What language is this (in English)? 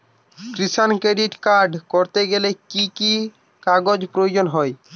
Bangla